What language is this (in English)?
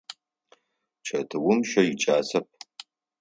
Adyghe